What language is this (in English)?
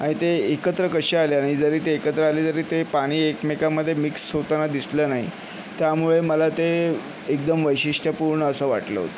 Marathi